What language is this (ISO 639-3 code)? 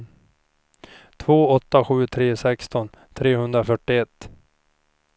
swe